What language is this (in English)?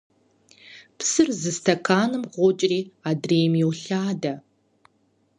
Kabardian